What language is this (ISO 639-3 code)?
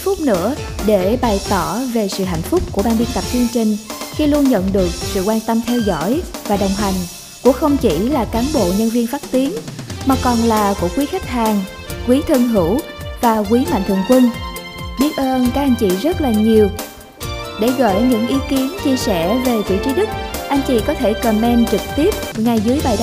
vie